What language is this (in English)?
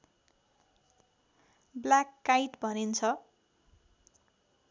Nepali